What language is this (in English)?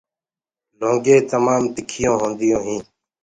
Gurgula